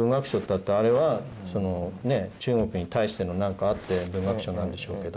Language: Japanese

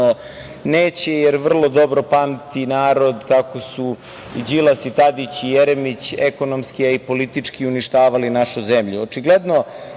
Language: Serbian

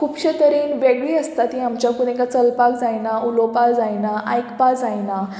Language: Konkani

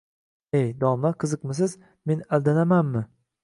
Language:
Uzbek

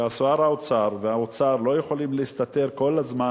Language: Hebrew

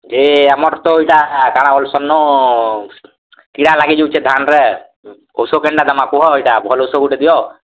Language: Odia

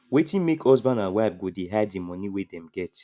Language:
Nigerian Pidgin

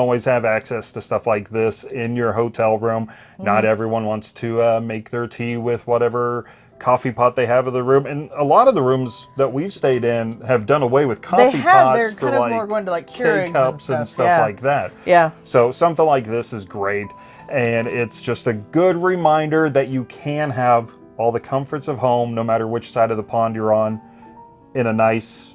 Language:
English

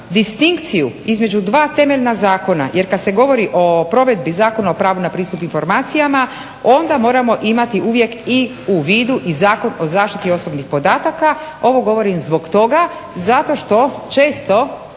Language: Croatian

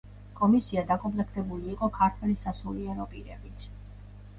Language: Georgian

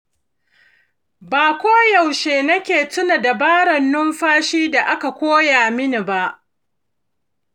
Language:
Hausa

